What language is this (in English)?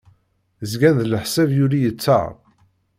Kabyle